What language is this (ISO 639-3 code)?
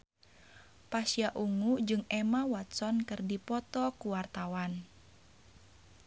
sun